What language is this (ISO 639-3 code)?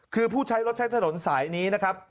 tha